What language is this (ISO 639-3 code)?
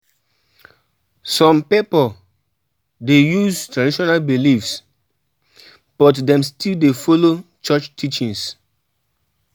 pcm